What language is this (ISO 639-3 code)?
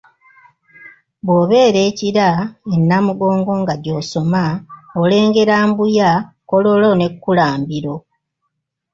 lug